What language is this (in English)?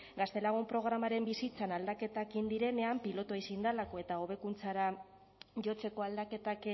Basque